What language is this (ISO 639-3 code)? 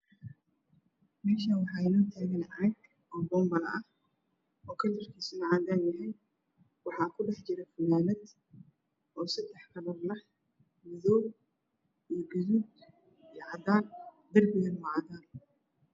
som